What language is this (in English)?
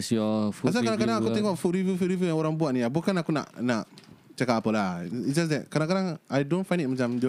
Malay